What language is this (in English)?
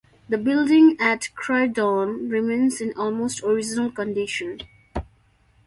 English